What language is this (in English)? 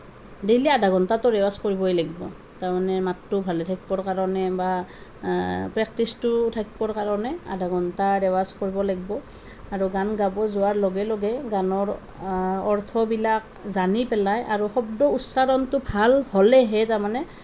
Assamese